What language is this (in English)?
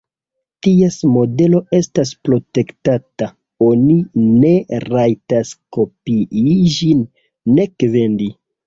Esperanto